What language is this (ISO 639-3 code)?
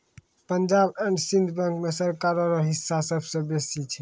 mai